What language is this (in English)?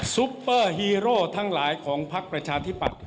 Thai